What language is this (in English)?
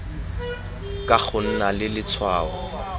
Tswana